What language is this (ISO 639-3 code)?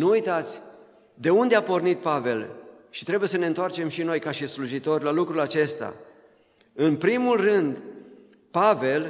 ron